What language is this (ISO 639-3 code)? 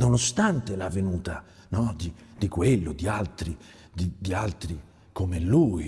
ita